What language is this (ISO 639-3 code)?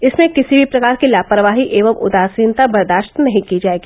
hin